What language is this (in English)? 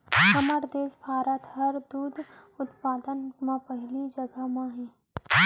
Chhattisgarhi